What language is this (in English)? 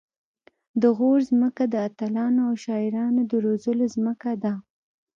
Pashto